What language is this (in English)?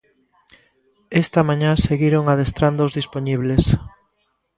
Galician